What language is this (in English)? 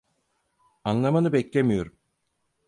Turkish